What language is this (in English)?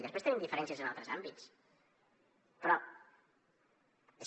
Catalan